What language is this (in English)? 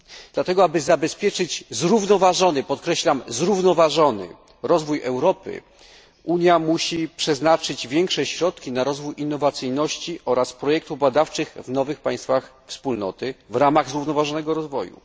Polish